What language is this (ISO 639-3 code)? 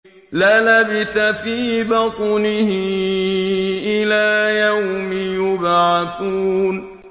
ara